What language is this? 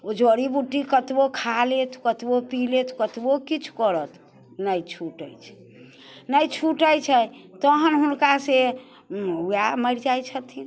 Maithili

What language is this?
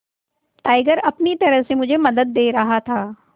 Hindi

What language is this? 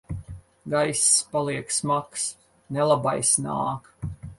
Latvian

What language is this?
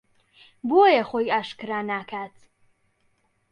Central Kurdish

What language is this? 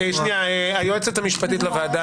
Hebrew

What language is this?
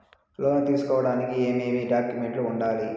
Telugu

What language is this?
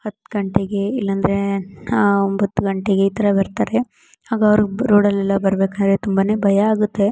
Kannada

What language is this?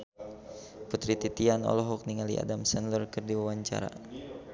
Sundanese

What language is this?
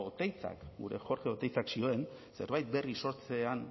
Basque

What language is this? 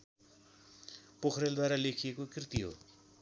Nepali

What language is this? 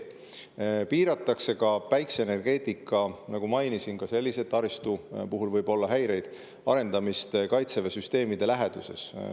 Estonian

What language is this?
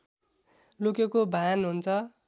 Nepali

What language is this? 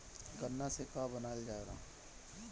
Bhojpuri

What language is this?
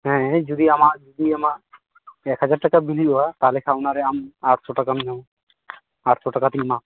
Santali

